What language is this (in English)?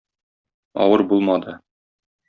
Tatar